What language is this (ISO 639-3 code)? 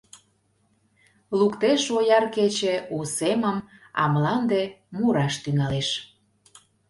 chm